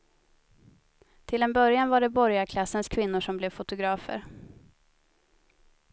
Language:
Swedish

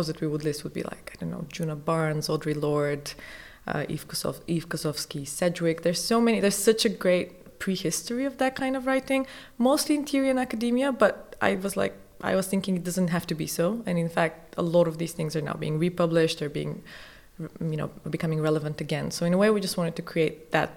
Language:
English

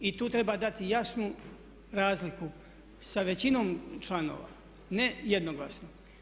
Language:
Croatian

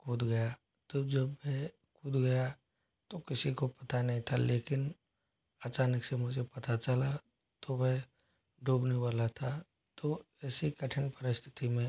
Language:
Hindi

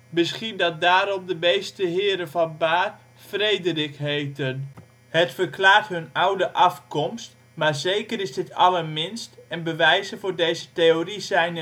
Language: Dutch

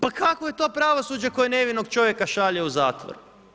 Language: Croatian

